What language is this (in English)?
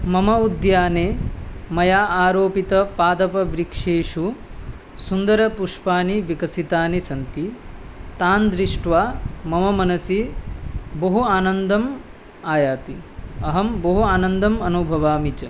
Sanskrit